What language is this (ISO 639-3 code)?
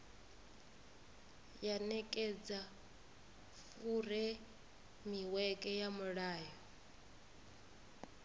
ven